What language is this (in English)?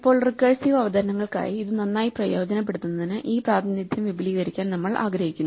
Malayalam